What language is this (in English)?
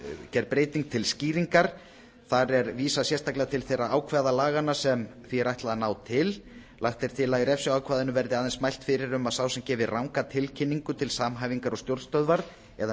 Icelandic